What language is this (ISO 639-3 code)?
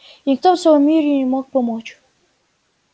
rus